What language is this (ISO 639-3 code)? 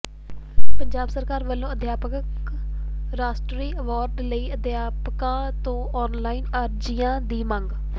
pan